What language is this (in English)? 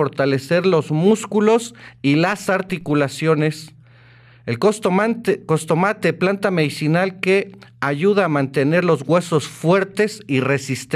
Spanish